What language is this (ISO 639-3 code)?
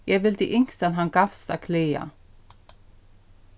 fao